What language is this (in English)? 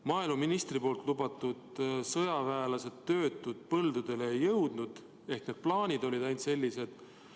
Estonian